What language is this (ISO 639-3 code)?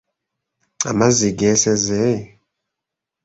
lug